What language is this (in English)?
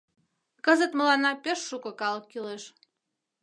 Mari